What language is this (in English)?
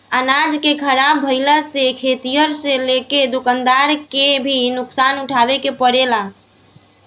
Bhojpuri